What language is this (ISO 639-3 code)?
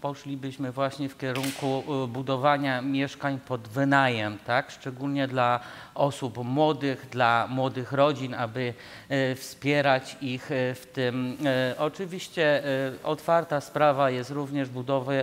pol